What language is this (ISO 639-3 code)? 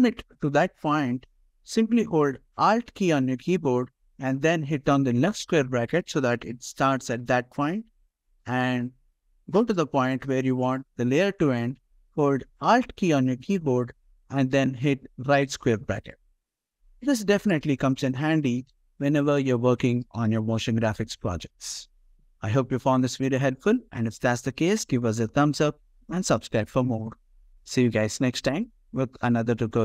eng